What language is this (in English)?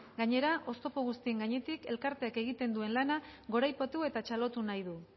Basque